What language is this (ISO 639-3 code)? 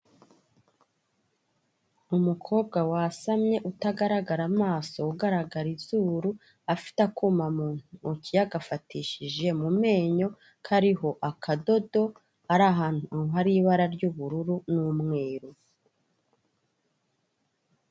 kin